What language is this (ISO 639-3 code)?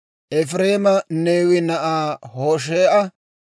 dwr